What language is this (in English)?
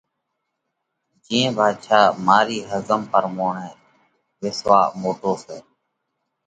Parkari Koli